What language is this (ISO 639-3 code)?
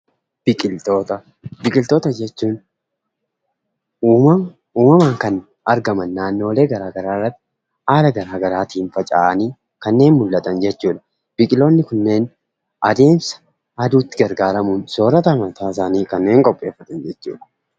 orm